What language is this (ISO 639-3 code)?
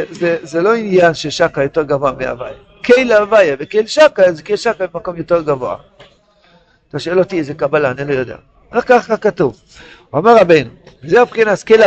heb